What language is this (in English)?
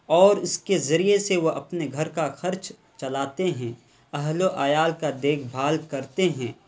Urdu